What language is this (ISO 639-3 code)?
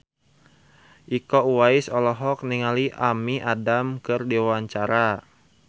sun